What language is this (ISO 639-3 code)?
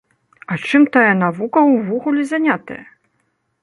bel